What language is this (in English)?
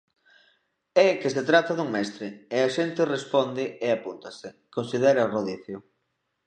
Galician